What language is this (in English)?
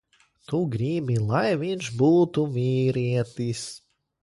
Latvian